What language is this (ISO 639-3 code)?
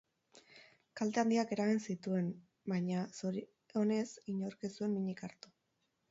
eus